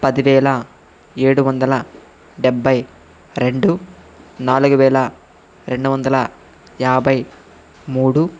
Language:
Telugu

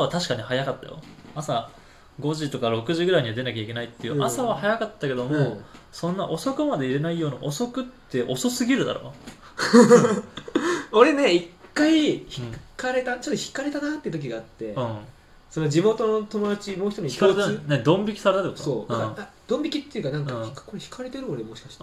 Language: Japanese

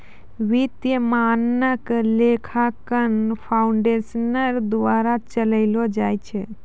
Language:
Maithili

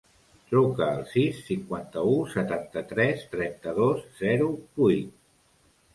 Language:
Catalan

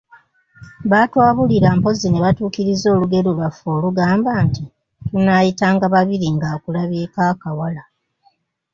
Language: Ganda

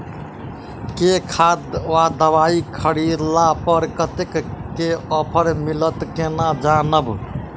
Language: Maithili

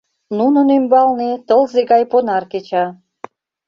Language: Mari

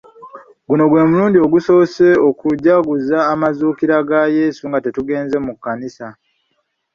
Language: Ganda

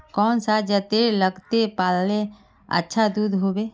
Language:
Magahi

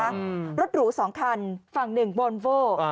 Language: Thai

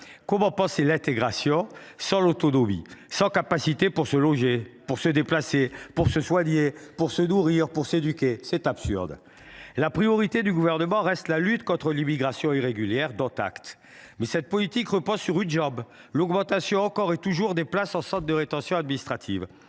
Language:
French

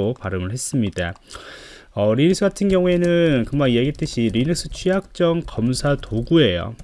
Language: Korean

